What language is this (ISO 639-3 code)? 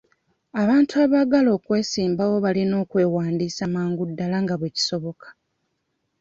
lug